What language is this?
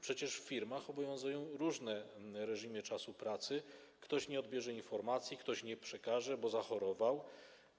Polish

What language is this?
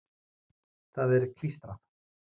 Icelandic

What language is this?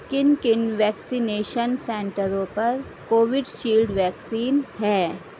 Urdu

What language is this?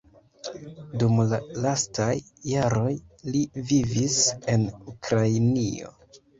Esperanto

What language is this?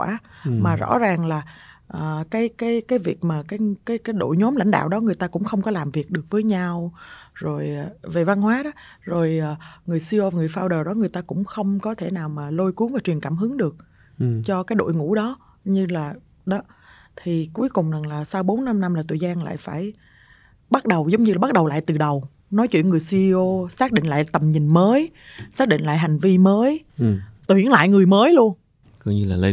Vietnamese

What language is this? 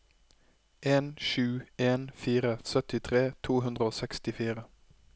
Norwegian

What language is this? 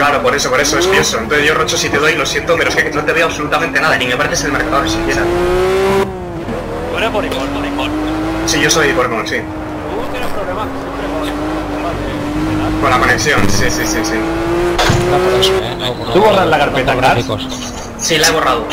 Spanish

